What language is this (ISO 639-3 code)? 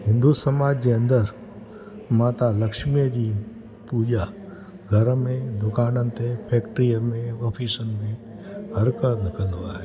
snd